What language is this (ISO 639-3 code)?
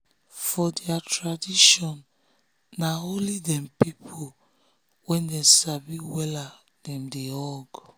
pcm